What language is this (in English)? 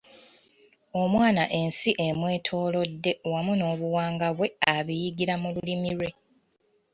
Ganda